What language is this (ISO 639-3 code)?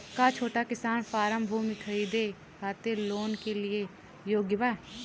bho